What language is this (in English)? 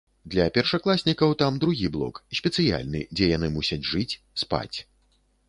Belarusian